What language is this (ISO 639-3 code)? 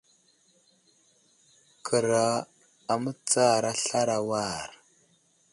udl